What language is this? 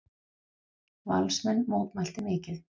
Icelandic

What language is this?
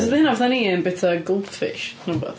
Welsh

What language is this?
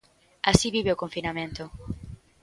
Galician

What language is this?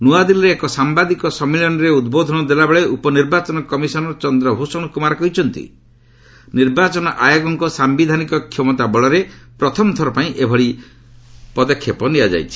Odia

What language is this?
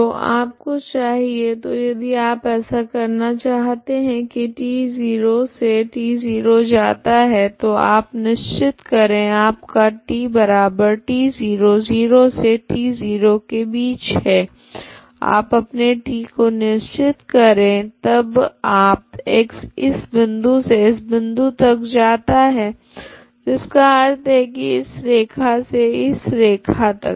Hindi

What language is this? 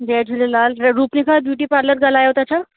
Sindhi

